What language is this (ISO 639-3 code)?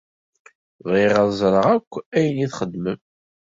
kab